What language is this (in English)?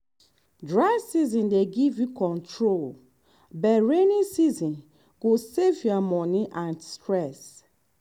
Nigerian Pidgin